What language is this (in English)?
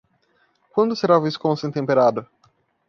Portuguese